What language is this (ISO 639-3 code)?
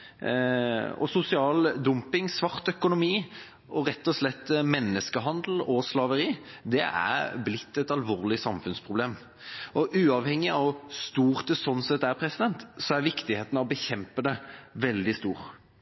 nob